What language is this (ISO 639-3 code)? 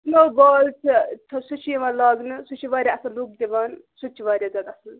kas